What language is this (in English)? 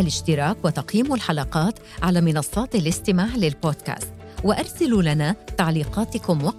Arabic